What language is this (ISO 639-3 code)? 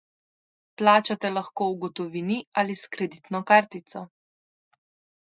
slv